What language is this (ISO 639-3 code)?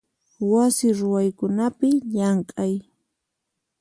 qxp